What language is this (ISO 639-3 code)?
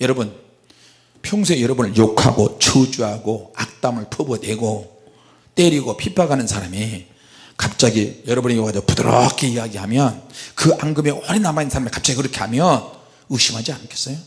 kor